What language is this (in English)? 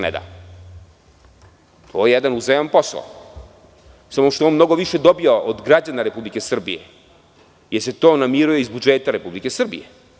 Serbian